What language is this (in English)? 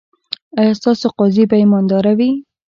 Pashto